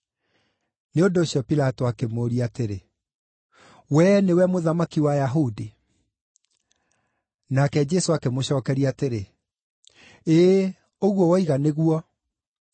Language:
Kikuyu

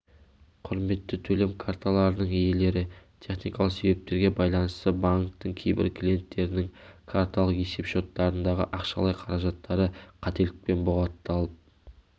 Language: Kazakh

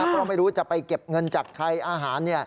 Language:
Thai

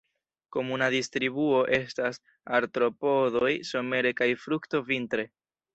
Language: Esperanto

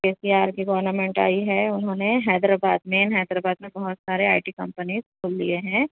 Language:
Urdu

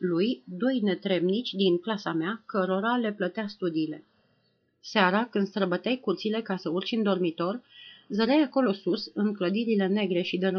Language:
Romanian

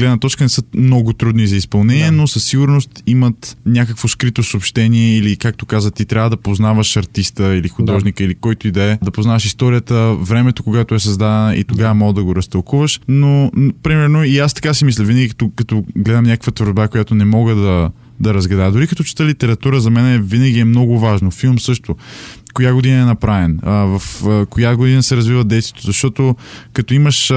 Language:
Bulgarian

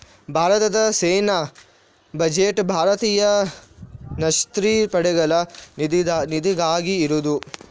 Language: Kannada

